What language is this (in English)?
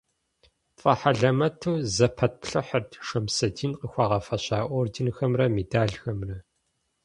Kabardian